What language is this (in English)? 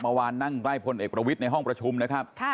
Thai